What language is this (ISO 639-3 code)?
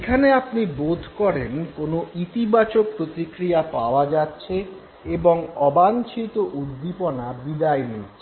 ben